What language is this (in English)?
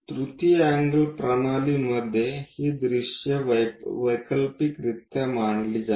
Marathi